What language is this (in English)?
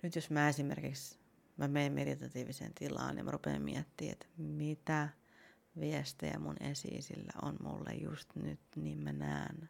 Finnish